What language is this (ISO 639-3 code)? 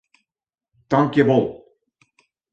fry